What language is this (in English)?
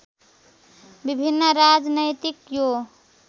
Nepali